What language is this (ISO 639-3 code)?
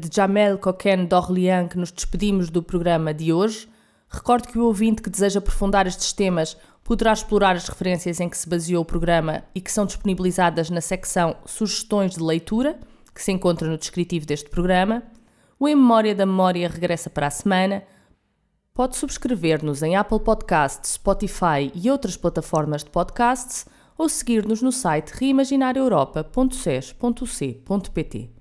por